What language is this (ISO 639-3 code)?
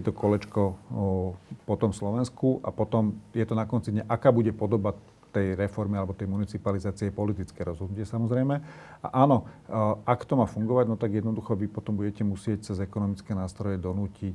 slk